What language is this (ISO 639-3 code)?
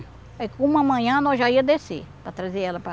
por